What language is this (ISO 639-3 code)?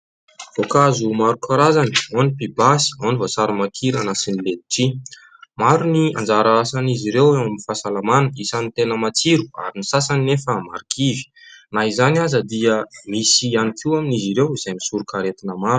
mlg